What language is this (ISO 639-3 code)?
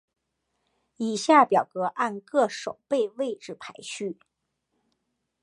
zho